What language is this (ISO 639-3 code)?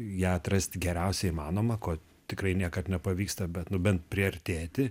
lit